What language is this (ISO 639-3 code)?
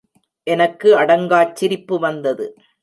tam